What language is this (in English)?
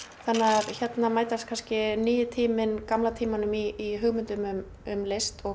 Icelandic